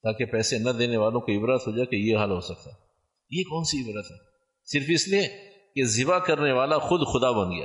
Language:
Urdu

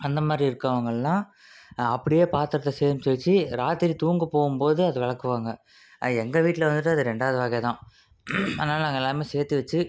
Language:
Tamil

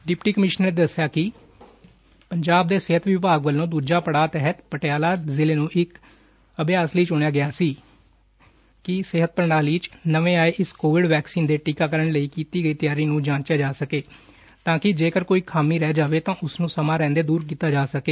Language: Punjabi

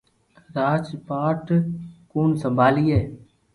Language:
Loarki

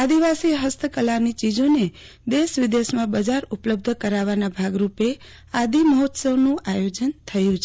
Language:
Gujarati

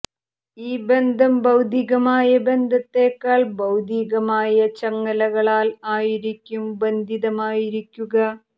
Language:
Malayalam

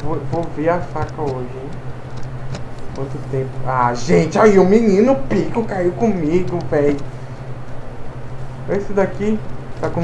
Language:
Portuguese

